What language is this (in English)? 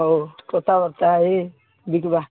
Odia